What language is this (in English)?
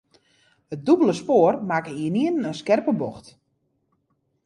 Western Frisian